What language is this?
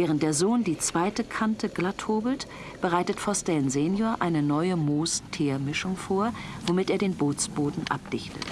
German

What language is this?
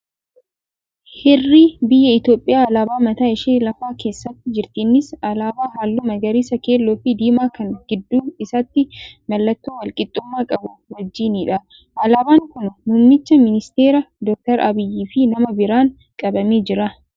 Oromo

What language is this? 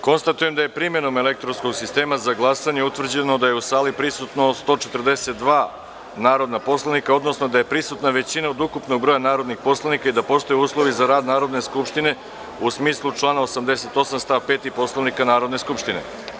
Serbian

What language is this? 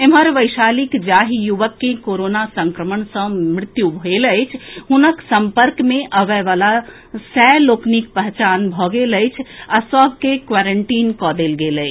Maithili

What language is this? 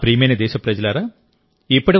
Telugu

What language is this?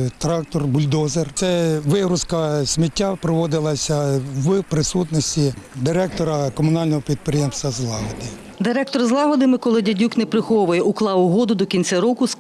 Ukrainian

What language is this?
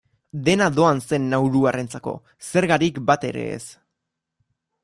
Basque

